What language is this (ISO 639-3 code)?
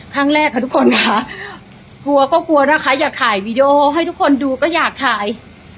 tha